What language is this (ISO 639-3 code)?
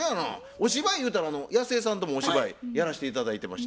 jpn